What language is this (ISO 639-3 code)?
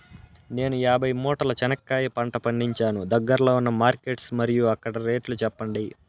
tel